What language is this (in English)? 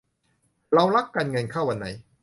Thai